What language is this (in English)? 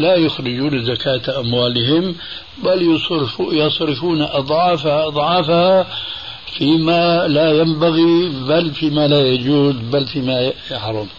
Arabic